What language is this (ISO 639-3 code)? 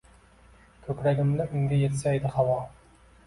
uzb